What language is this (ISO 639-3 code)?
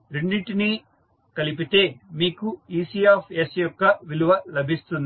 tel